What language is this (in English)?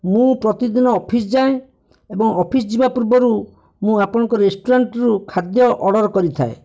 Odia